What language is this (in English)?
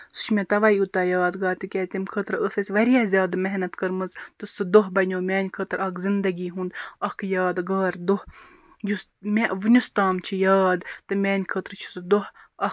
Kashmiri